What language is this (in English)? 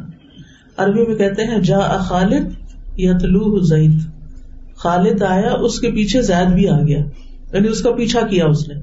Urdu